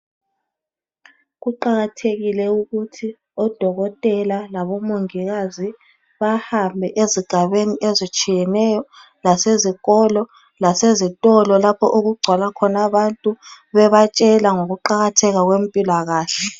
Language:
North Ndebele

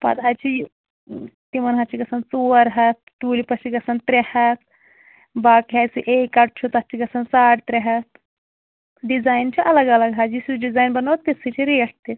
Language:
Kashmiri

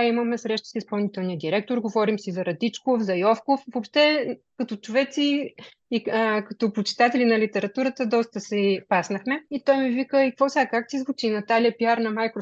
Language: Bulgarian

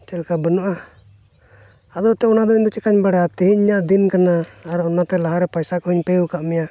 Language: Santali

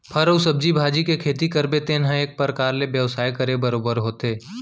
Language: Chhattisgarhi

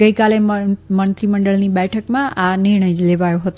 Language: Gujarati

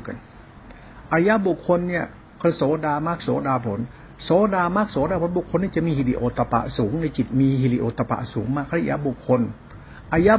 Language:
Thai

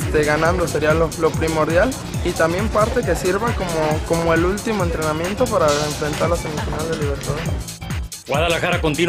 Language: Spanish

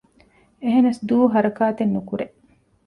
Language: Divehi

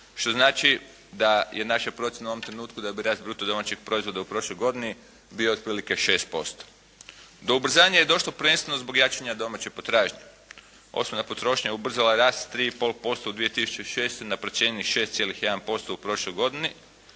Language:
Croatian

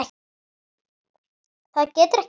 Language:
Icelandic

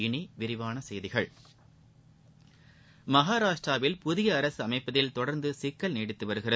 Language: Tamil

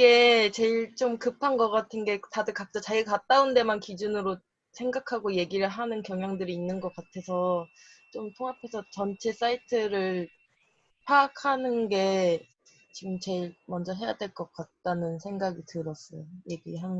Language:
Korean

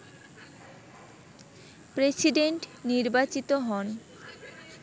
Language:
Bangla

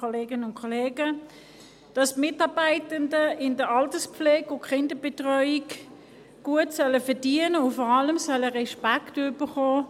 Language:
Swiss German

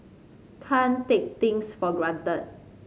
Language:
English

